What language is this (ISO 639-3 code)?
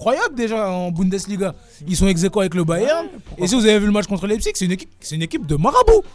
fra